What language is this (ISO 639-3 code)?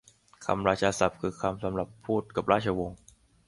tha